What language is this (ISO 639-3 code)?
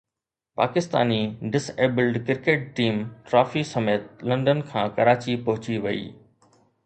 snd